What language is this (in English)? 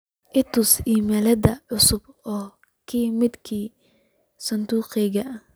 Somali